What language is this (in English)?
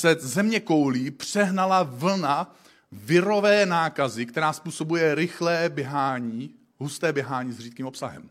Czech